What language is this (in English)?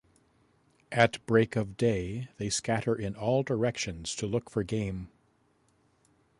English